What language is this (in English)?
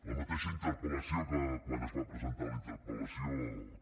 Catalan